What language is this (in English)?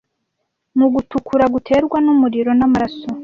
Kinyarwanda